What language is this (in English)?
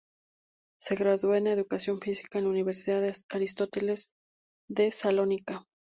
Spanish